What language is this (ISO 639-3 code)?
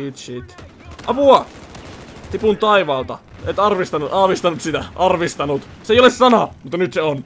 fin